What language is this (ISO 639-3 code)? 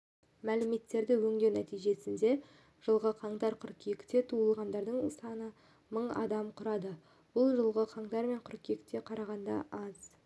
kaz